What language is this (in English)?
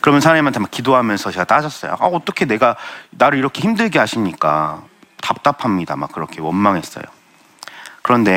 Korean